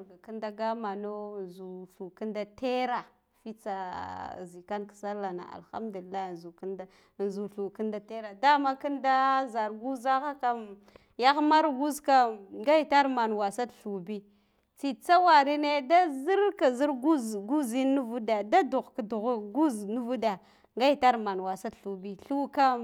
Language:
Guduf-Gava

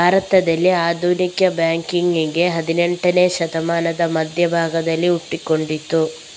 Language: Kannada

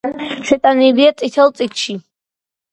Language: Georgian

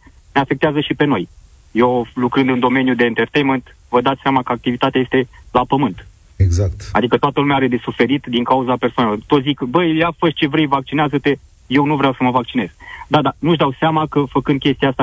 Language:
Romanian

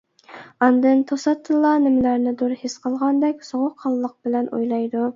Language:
Uyghur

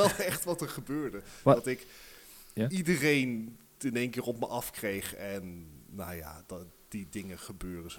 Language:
Dutch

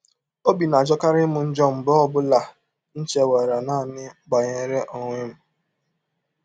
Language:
Igbo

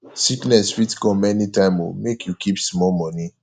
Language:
Nigerian Pidgin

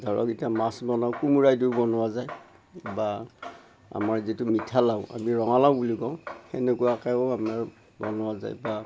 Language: Assamese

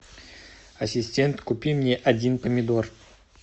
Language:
Russian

